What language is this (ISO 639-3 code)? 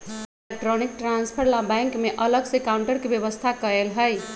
mag